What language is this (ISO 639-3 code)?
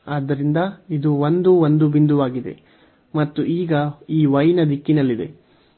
kan